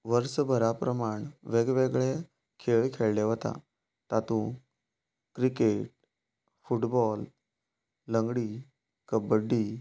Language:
Konkani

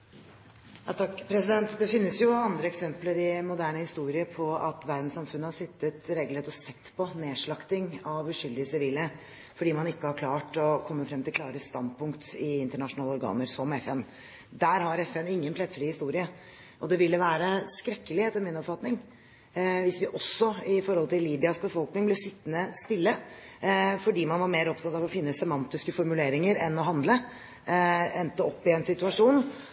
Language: Norwegian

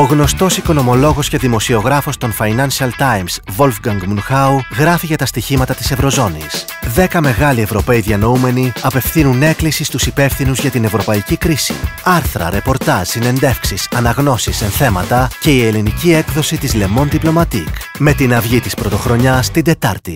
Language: Greek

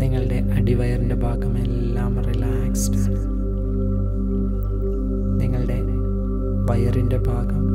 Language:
Malayalam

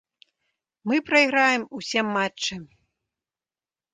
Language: Belarusian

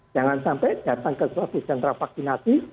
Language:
Indonesian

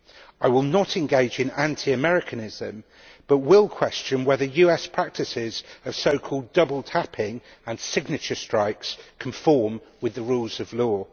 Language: English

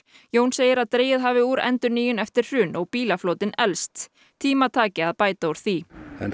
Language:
Icelandic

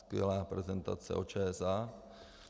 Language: Czech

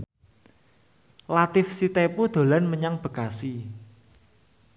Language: Javanese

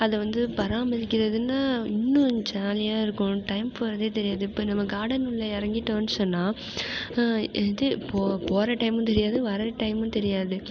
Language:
Tamil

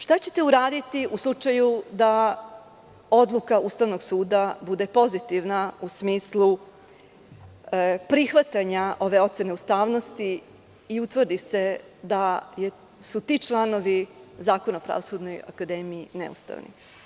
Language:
Serbian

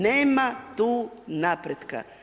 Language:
Croatian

